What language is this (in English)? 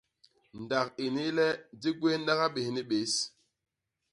Basaa